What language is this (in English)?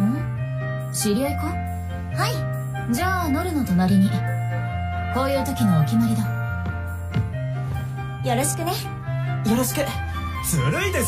Japanese